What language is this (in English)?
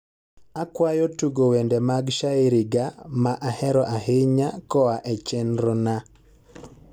Luo (Kenya and Tanzania)